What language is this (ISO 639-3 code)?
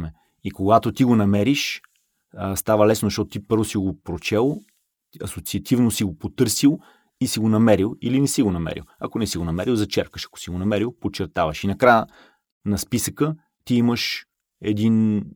bul